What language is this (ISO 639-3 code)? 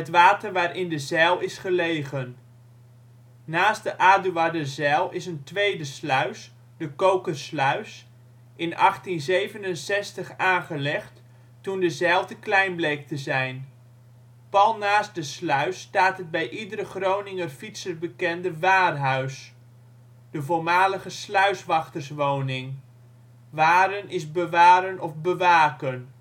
nld